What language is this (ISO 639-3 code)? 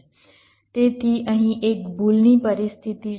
guj